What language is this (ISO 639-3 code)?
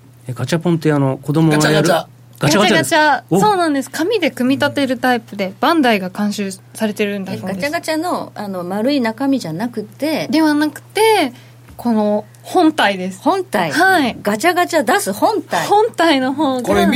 jpn